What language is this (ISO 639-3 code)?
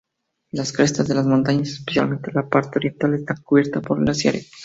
spa